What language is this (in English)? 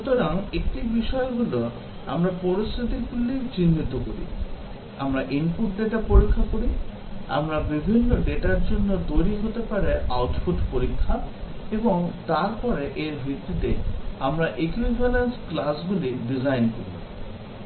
Bangla